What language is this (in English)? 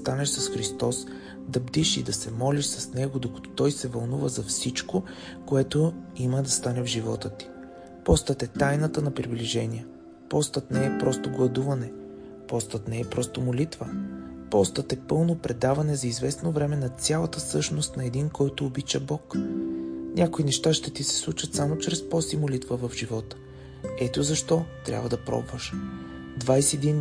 Bulgarian